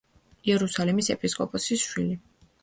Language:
Georgian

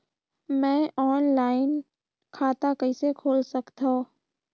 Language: Chhattisgarhi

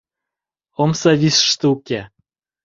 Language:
Mari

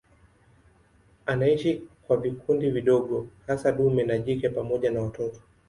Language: Swahili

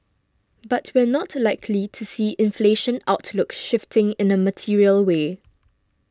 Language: English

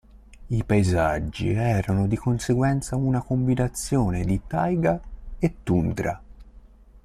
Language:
Italian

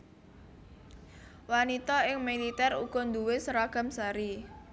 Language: Javanese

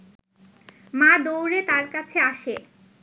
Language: Bangla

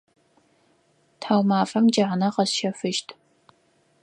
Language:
Adyghe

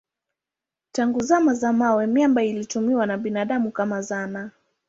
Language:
Swahili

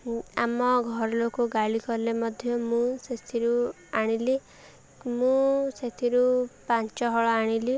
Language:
Odia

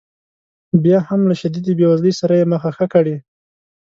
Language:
Pashto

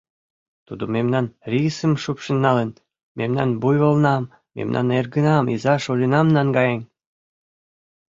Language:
Mari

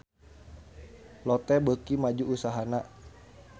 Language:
Sundanese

